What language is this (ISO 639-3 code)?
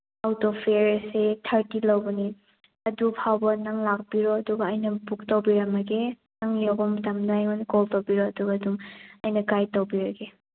mni